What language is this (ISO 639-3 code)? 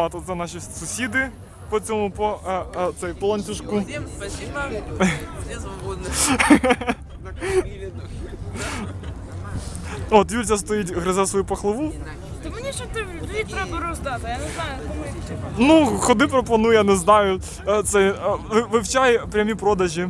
rus